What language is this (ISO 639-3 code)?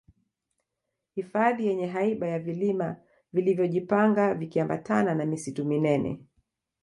swa